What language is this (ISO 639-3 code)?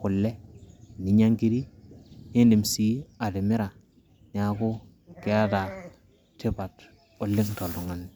mas